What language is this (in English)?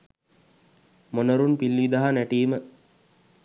Sinhala